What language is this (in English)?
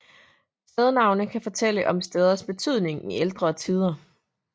Danish